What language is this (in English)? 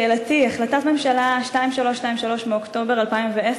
Hebrew